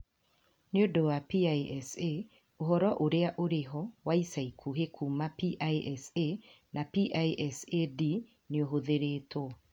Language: Kikuyu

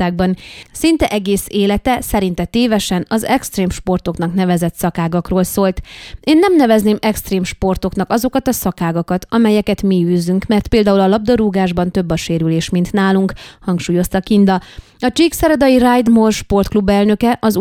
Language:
Hungarian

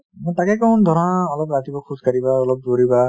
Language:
Assamese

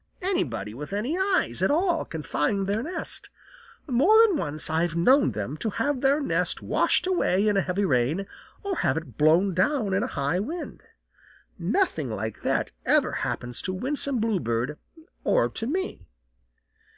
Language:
English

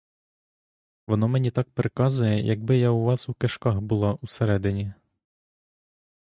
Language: Ukrainian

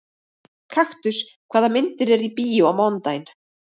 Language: Icelandic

